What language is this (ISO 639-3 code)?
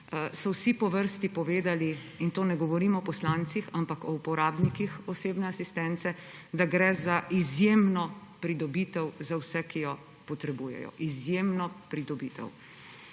slv